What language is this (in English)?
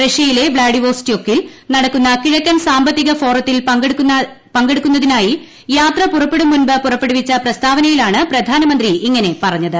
Malayalam